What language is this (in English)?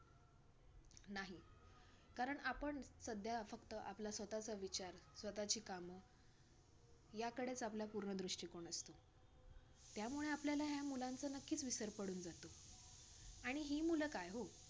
Marathi